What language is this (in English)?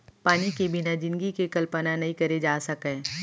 Chhattisgarhi